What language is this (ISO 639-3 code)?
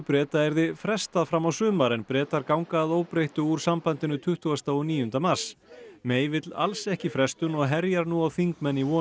isl